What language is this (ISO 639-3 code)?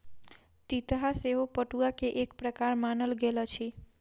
mai